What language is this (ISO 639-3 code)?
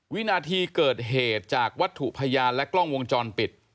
tha